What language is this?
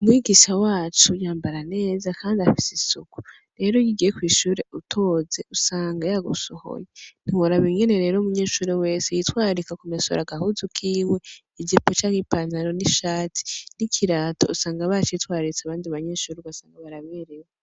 Rundi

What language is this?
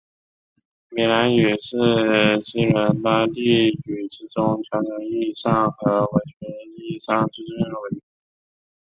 Chinese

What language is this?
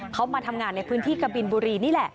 Thai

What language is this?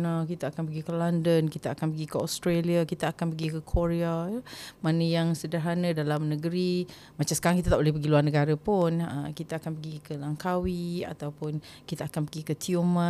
Malay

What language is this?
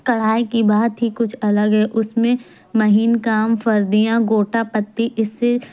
Urdu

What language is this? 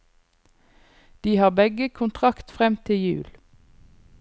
Norwegian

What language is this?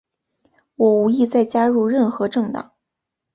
Chinese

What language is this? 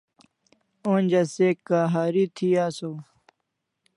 Kalasha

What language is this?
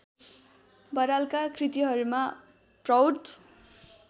Nepali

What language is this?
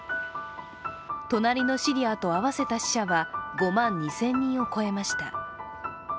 Japanese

